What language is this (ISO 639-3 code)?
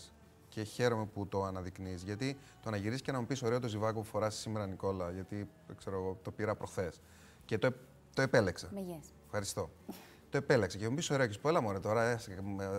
ell